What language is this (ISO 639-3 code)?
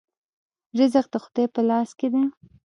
pus